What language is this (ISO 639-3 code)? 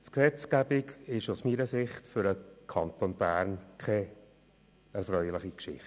gsw